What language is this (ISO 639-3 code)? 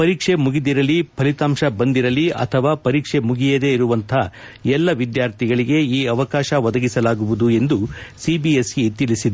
kan